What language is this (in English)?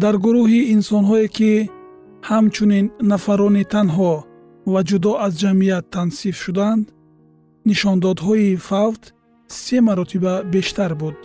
Persian